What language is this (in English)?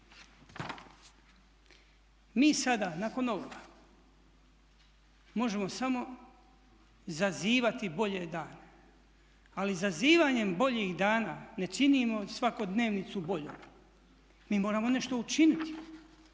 Croatian